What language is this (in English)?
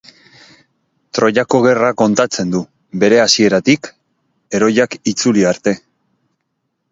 Basque